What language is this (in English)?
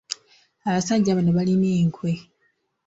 Ganda